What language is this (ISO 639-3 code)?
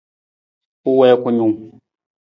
nmz